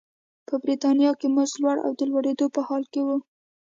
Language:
Pashto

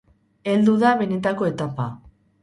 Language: Basque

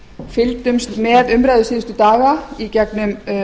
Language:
Icelandic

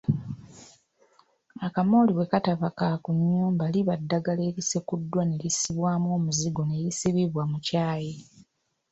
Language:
Ganda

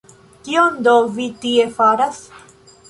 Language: Esperanto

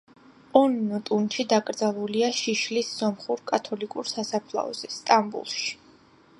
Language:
Georgian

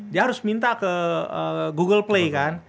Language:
Indonesian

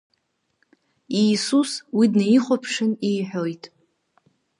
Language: Abkhazian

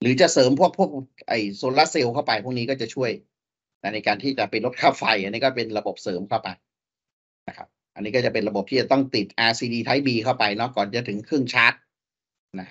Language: Thai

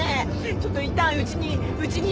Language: Japanese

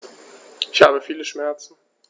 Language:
German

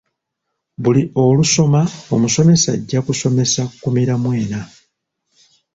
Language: Ganda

